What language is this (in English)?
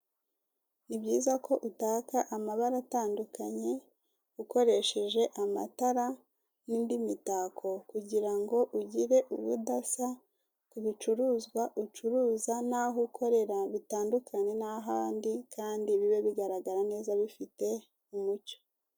Kinyarwanda